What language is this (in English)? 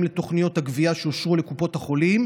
Hebrew